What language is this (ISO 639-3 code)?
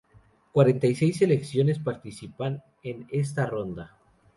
spa